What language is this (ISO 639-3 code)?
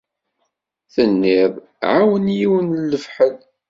kab